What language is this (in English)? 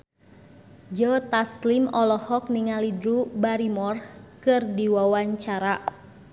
Sundanese